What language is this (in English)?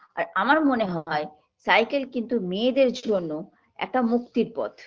Bangla